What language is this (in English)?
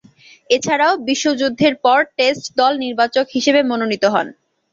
Bangla